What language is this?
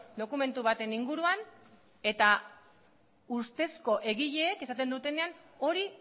Basque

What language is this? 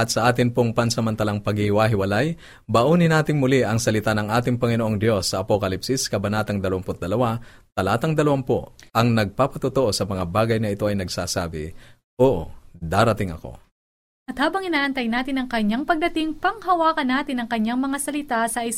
Filipino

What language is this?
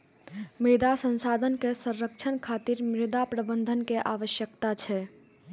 Maithili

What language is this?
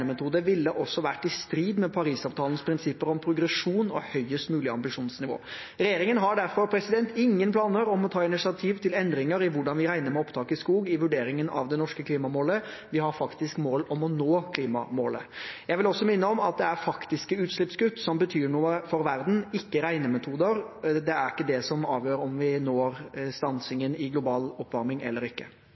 Norwegian Bokmål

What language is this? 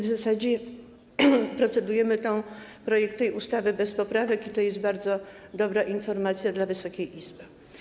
Polish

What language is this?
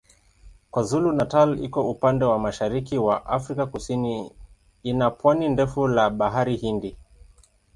Swahili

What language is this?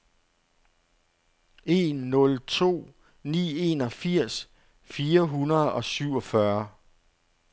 Danish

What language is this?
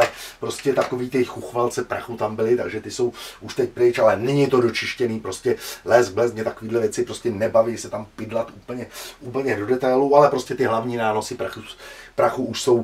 Czech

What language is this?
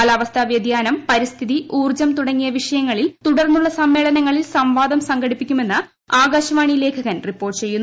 Malayalam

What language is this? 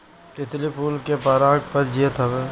Bhojpuri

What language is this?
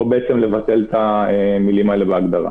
Hebrew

